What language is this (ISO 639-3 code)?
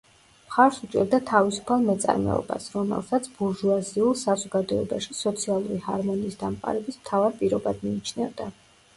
kat